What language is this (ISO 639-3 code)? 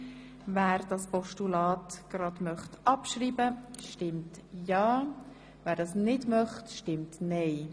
gsw